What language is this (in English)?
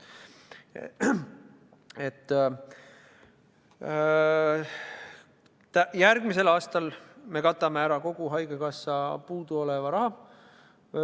Estonian